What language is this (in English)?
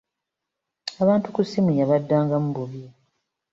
Ganda